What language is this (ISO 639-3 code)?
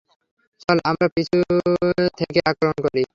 ben